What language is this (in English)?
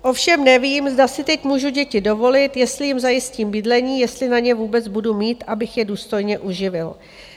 Czech